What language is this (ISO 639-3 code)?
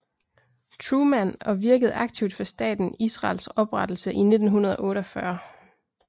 dan